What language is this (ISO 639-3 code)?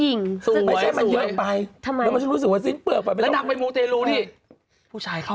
tha